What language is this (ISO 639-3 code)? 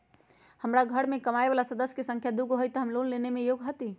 mag